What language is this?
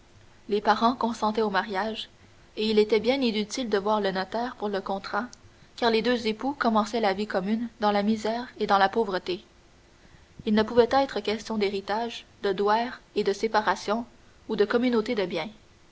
French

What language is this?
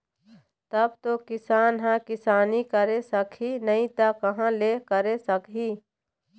Chhattisgarhi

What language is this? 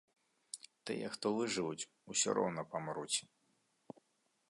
Belarusian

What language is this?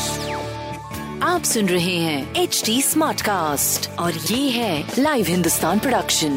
Hindi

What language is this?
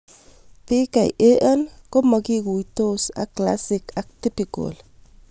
Kalenjin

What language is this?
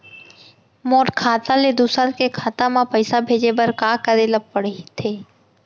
Chhattisgarhi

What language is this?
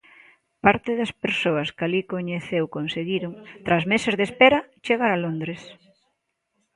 Galician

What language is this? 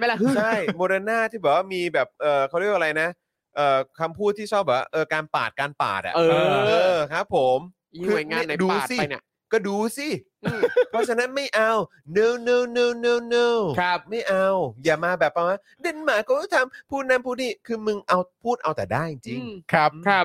Thai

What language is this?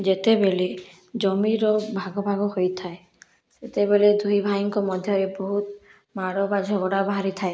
Odia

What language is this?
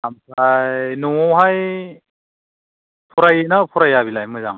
Bodo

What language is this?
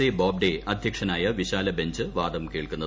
Malayalam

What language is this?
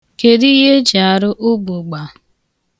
Igbo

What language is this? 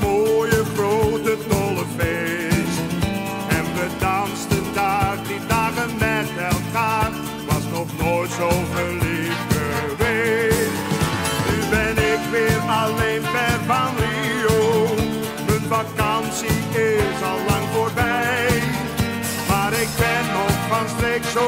Romanian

